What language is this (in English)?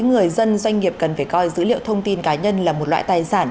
Vietnamese